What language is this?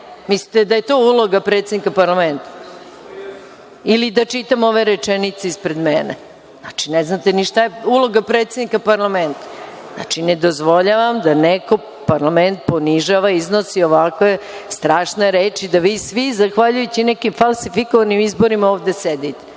Serbian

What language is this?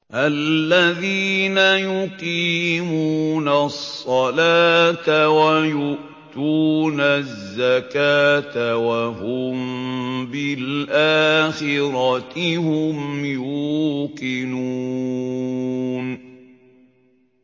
Arabic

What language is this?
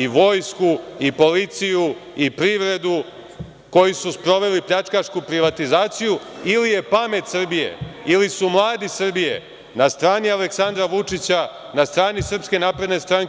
Serbian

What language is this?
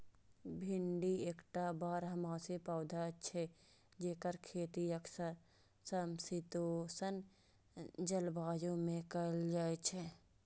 Maithili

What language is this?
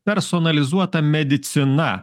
Lithuanian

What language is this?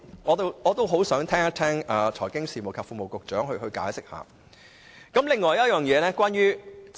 Cantonese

